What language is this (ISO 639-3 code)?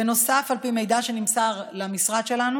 heb